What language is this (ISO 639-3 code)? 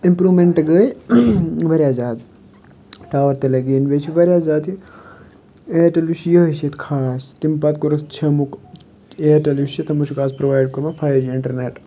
kas